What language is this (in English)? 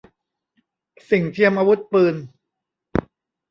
Thai